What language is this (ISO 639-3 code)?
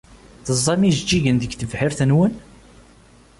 kab